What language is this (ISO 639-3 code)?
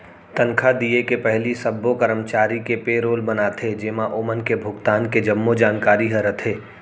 hne